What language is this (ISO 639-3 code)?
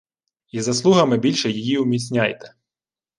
ukr